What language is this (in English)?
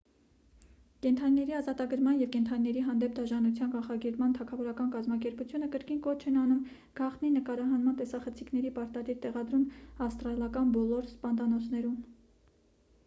Armenian